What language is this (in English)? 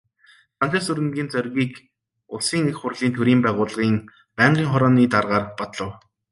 Mongolian